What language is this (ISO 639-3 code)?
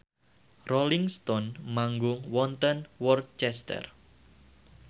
jav